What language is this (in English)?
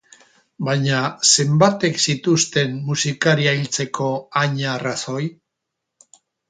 Basque